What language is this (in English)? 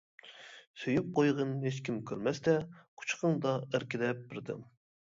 Uyghur